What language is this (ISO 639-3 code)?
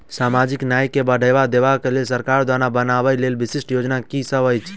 mai